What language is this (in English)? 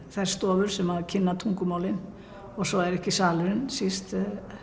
Icelandic